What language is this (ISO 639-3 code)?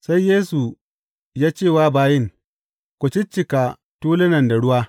hau